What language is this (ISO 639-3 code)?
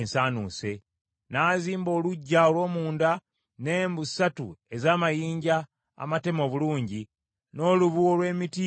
lug